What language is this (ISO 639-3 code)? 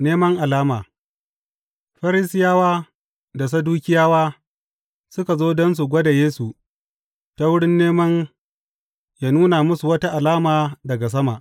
hau